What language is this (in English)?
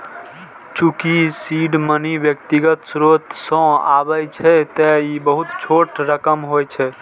Maithili